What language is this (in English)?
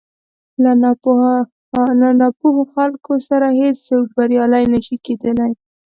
Pashto